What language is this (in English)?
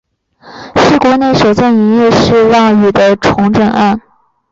Chinese